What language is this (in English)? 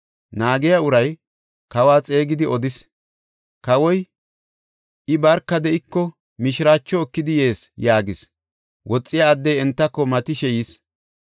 Gofa